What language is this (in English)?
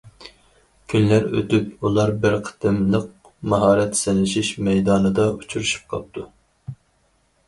Uyghur